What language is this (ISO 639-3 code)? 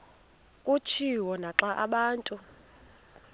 xho